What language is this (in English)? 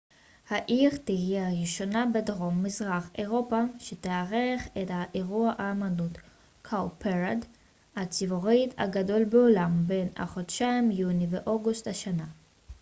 Hebrew